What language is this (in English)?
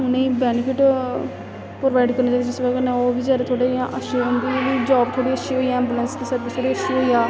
Dogri